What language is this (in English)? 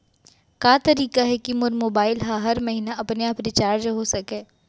Chhattisgarhi